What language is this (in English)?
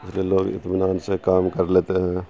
Urdu